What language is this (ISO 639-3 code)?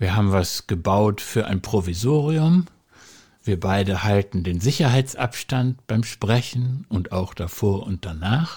deu